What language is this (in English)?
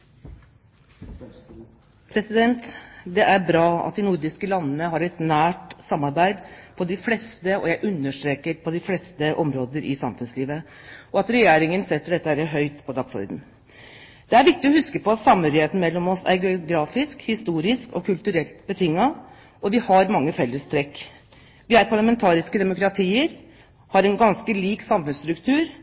Norwegian Bokmål